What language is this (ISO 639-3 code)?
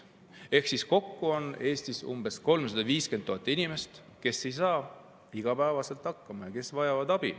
est